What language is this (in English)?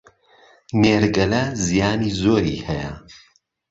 Central Kurdish